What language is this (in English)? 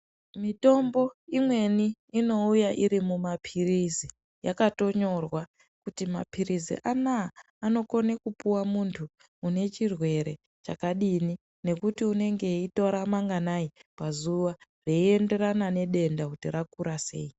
Ndau